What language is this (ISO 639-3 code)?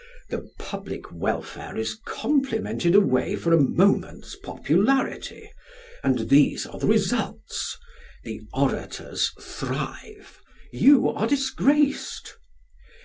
eng